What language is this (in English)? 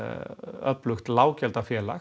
Icelandic